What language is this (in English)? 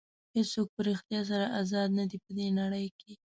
Pashto